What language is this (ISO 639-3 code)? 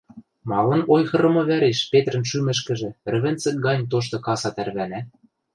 mrj